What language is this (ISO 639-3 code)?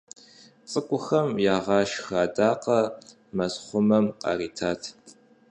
kbd